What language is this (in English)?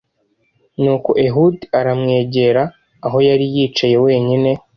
Kinyarwanda